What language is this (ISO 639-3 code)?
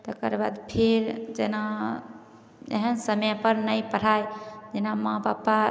mai